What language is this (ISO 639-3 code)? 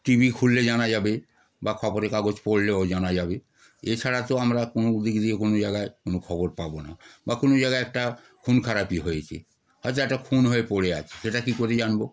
ben